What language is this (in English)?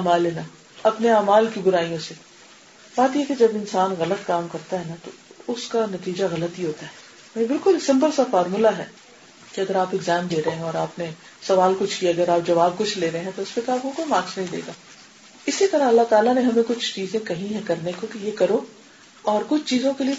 Urdu